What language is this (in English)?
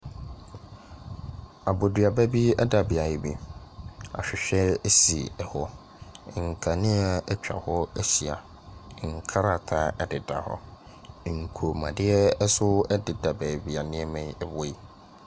Akan